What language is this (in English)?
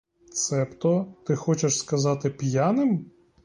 Ukrainian